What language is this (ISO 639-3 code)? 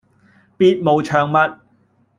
yue